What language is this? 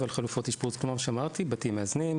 Hebrew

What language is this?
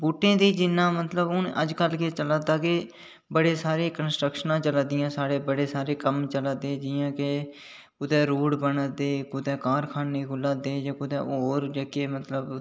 Dogri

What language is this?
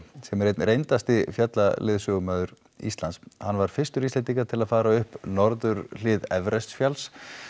Icelandic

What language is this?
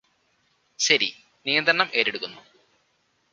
Malayalam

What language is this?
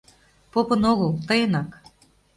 Mari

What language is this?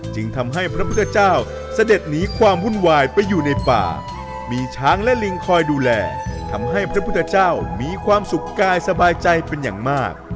Thai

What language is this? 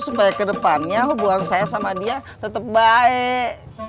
Indonesian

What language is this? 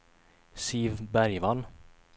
Swedish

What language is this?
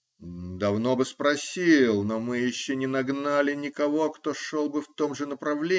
Russian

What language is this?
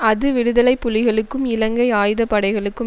Tamil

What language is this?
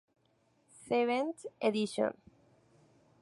Spanish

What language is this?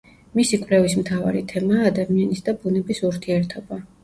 Georgian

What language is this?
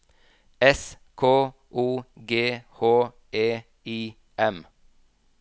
Norwegian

